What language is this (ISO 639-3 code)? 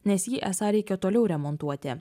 lit